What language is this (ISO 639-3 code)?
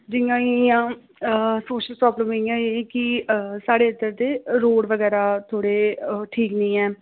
doi